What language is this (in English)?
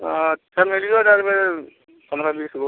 Maithili